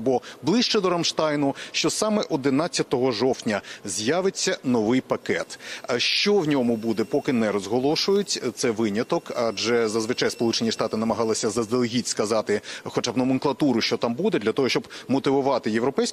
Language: Ukrainian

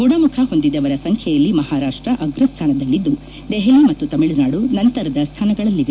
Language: Kannada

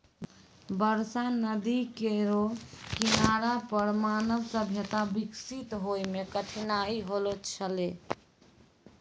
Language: Maithili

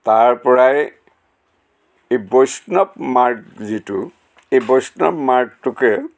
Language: Assamese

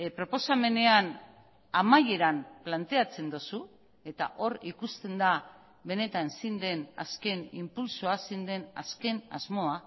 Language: Basque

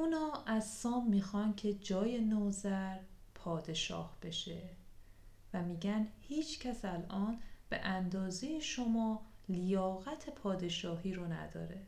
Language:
Persian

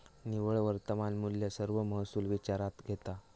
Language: Marathi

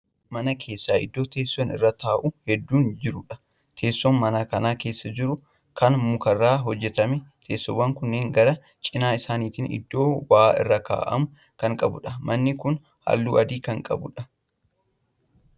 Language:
Oromo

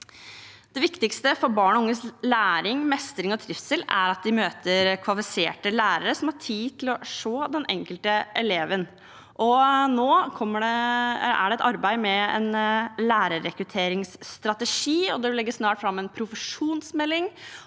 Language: Norwegian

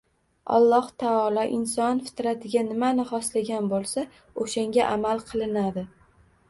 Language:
Uzbek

